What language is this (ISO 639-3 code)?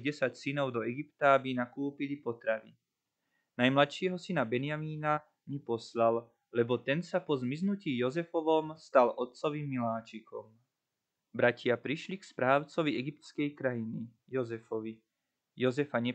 slk